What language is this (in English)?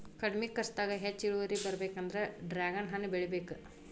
Kannada